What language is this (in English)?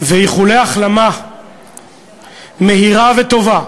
Hebrew